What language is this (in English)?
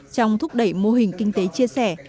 Vietnamese